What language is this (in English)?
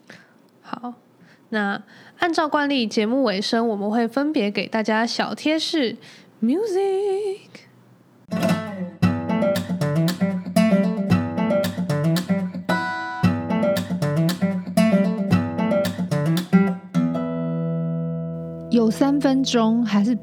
Chinese